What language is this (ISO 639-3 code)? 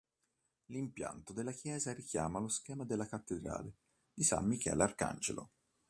ita